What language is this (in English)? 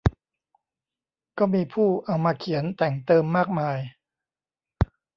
Thai